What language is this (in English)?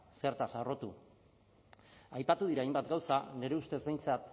Basque